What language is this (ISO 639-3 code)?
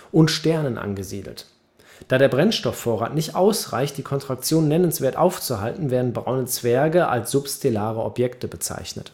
deu